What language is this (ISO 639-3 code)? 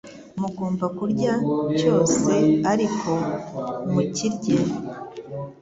kin